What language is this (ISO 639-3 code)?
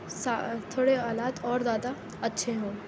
urd